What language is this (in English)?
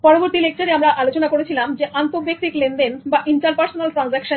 Bangla